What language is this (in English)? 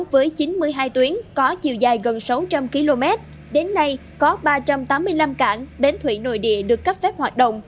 Vietnamese